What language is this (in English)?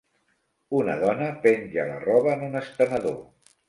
Catalan